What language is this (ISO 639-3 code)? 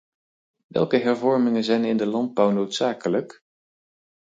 nld